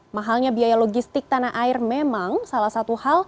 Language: Indonesian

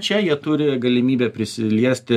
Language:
Lithuanian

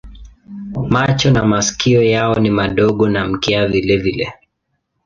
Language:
Swahili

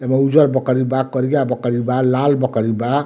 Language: Bhojpuri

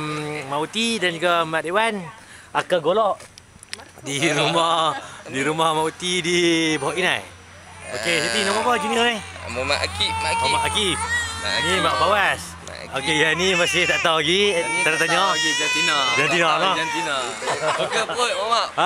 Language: Malay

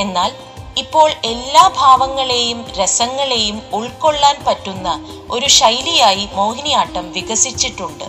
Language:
Malayalam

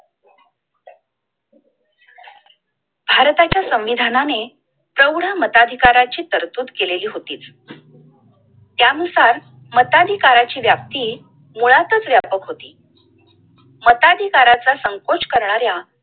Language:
Marathi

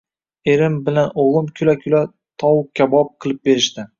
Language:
Uzbek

